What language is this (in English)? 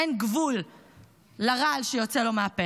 Hebrew